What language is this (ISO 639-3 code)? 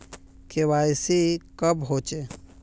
mag